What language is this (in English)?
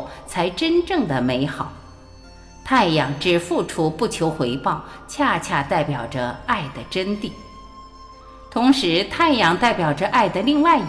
Chinese